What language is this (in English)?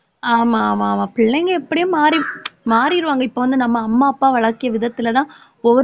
Tamil